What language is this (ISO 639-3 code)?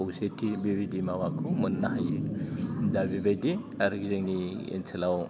brx